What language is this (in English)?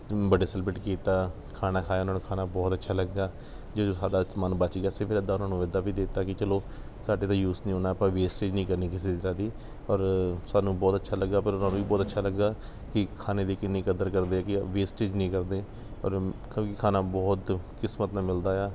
Punjabi